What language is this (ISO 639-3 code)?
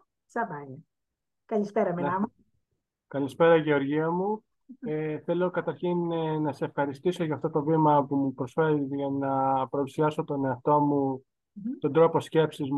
ell